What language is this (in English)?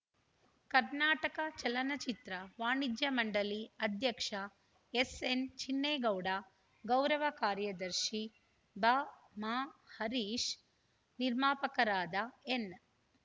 Kannada